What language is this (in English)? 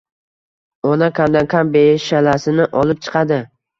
Uzbek